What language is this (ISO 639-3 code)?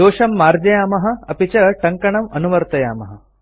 san